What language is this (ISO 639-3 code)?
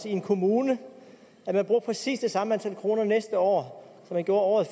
dan